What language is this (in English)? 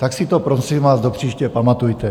Czech